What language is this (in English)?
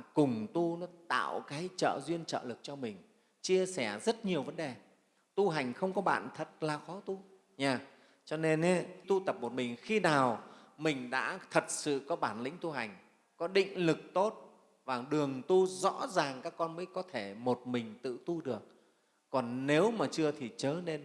Vietnamese